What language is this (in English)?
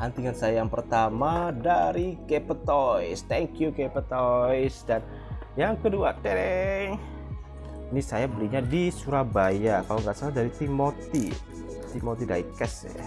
Indonesian